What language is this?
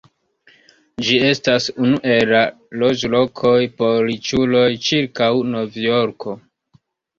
Esperanto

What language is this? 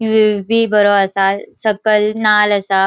Konkani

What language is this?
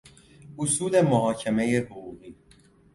Persian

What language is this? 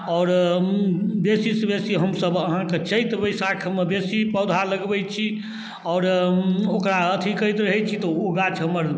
Maithili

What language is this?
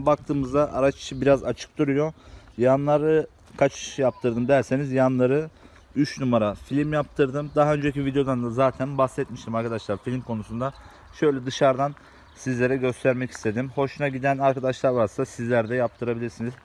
Turkish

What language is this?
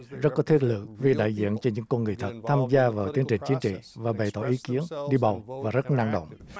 Vietnamese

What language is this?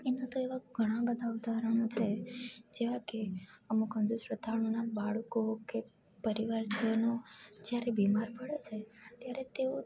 Gujarati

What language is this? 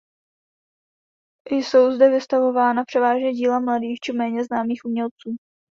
Czech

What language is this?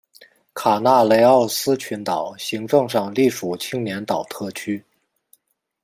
Chinese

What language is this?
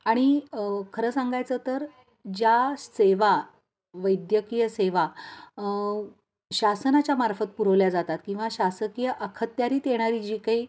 Marathi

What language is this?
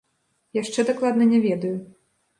Belarusian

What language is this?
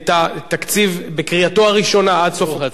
Hebrew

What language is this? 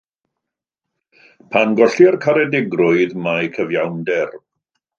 Welsh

